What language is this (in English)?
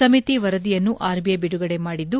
Kannada